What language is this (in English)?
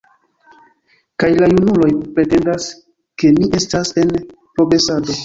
Esperanto